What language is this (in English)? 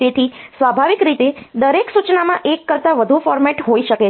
Gujarati